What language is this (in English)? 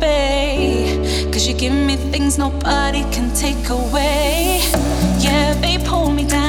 Croatian